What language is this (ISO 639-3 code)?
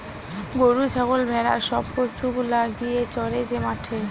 ben